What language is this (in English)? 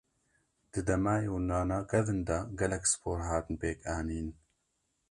Kurdish